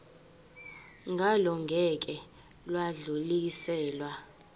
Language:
Zulu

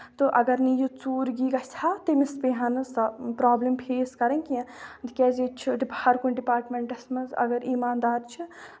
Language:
Kashmiri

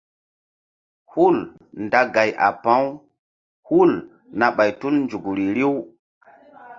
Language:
Mbum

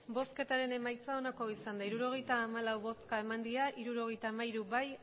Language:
Basque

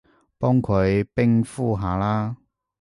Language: Cantonese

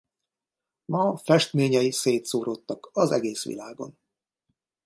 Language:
Hungarian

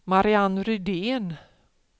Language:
Swedish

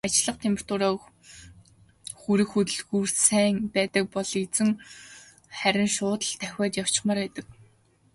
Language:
Mongolian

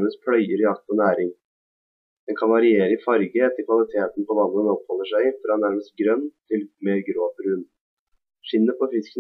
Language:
Norwegian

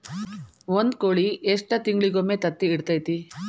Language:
Kannada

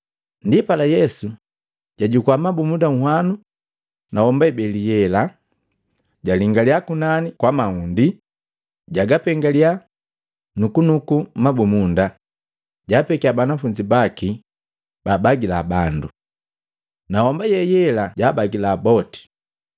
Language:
Matengo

